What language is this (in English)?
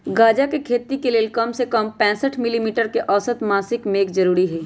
Magahi